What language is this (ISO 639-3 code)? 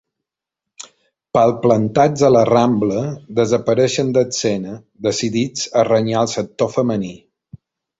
cat